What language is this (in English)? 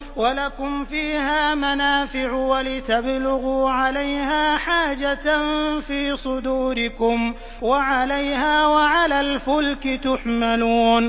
Arabic